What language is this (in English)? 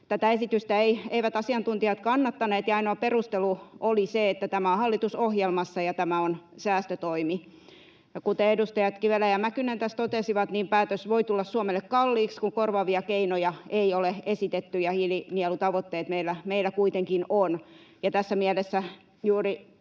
Finnish